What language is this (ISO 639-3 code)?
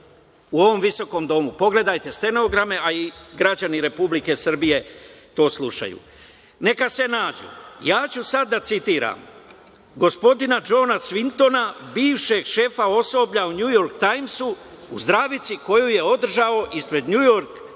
srp